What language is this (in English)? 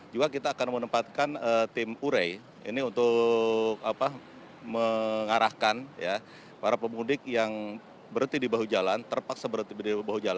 Indonesian